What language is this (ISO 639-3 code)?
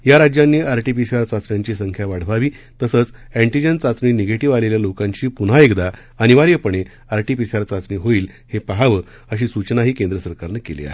mar